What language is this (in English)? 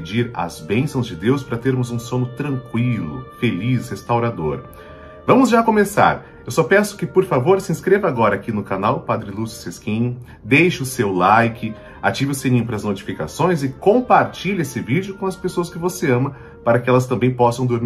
Portuguese